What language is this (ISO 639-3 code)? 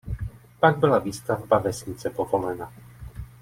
ces